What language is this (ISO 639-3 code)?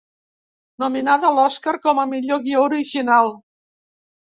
cat